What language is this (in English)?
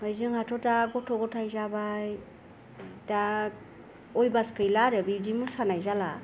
Bodo